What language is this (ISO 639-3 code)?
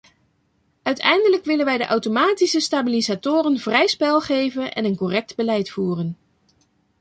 nld